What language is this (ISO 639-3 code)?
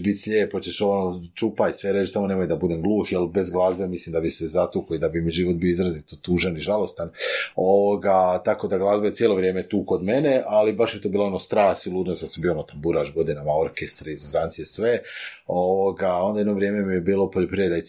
hrv